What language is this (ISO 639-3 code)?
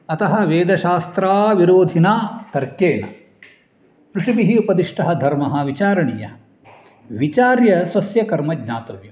san